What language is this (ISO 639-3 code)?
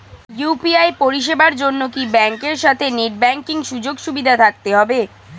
ben